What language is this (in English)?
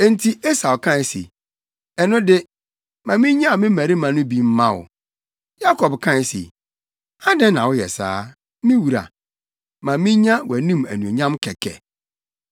Akan